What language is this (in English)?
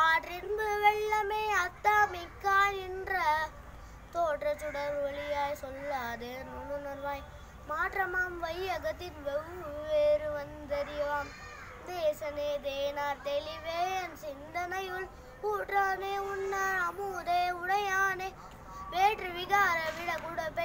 Turkish